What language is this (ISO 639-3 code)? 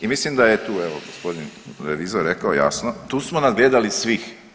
hrv